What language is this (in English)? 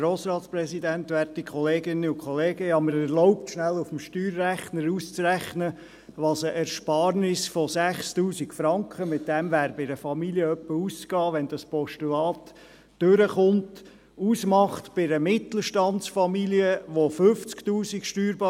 Swiss German